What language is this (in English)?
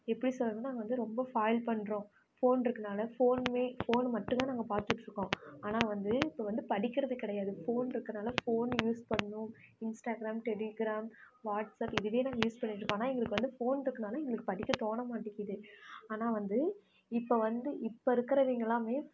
Tamil